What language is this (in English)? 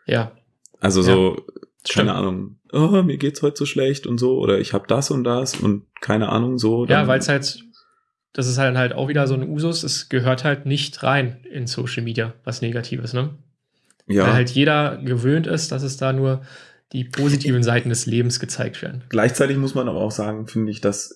German